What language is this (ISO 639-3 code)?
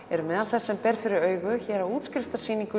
isl